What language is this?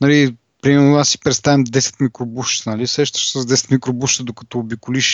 Bulgarian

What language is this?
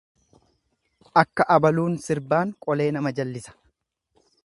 Oromo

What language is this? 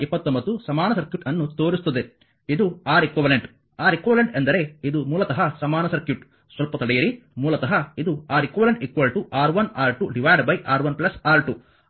Kannada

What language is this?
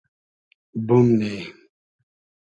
Hazaragi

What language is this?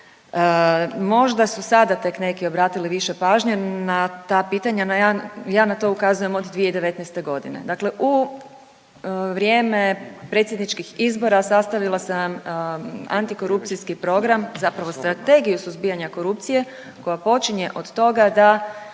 Croatian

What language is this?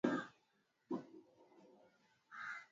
Swahili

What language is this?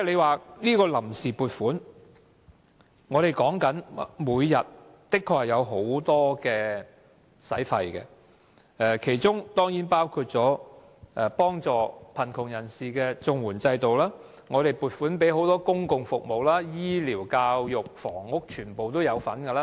Cantonese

